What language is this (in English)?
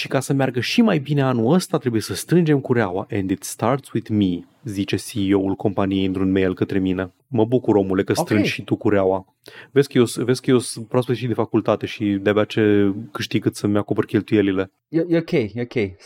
Romanian